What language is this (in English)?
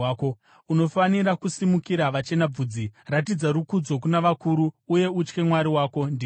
Shona